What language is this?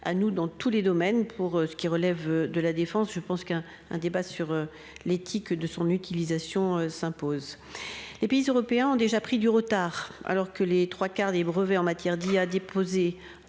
French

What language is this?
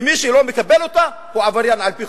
Hebrew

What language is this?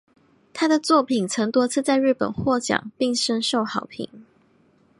Chinese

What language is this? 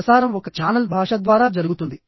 Telugu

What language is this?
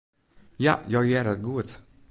Western Frisian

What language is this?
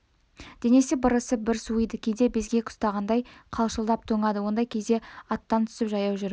Kazakh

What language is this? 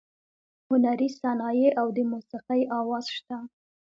Pashto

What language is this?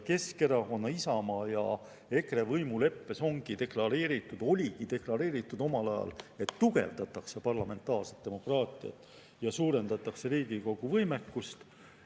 Estonian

